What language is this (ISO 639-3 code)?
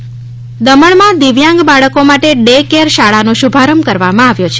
guj